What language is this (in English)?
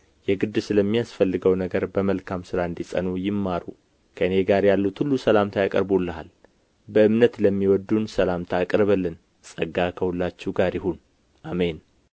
Amharic